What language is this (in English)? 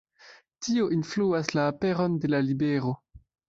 Esperanto